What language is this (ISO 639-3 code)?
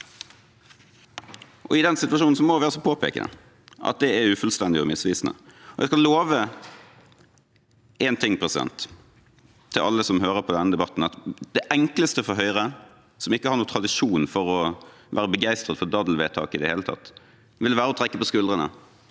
nor